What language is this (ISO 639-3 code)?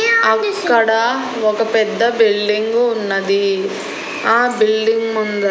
tel